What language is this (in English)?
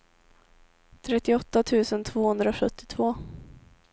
Swedish